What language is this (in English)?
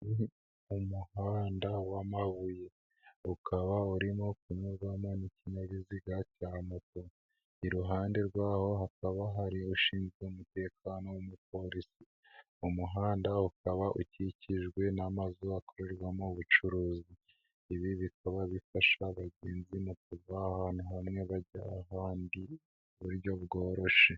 Kinyarwanda